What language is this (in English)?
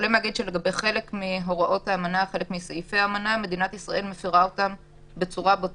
Hebrew